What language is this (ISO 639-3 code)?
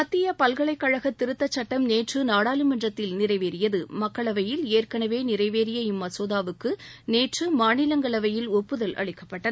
tam